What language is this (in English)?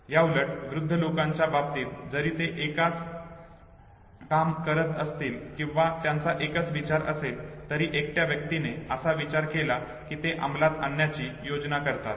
Marathi